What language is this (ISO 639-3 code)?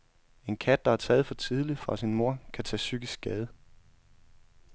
dan